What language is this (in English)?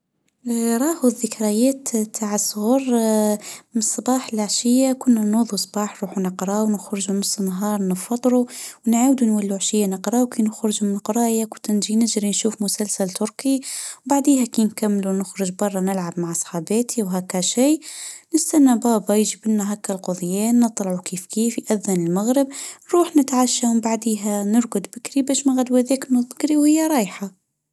Tunisian Arabic